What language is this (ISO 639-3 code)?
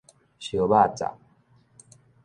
nan